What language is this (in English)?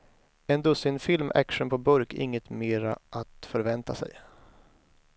Swedish